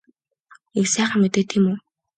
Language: Mongolian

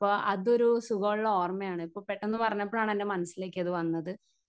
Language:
Malayalam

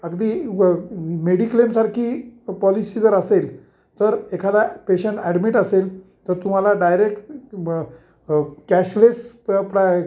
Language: Marathi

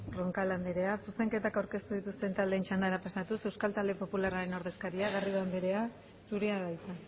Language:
Basque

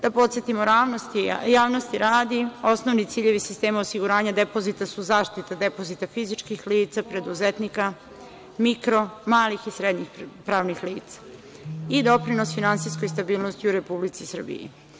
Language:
Serbian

